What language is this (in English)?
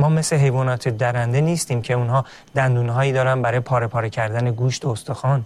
Persian